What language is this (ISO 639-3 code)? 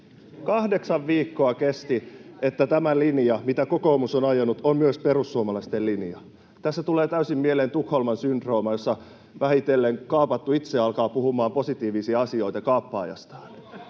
fin